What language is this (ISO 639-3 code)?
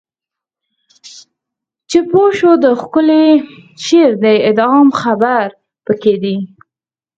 pus